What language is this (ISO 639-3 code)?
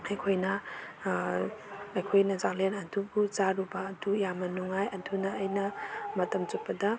mni